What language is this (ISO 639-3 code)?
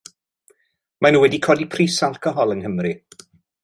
cym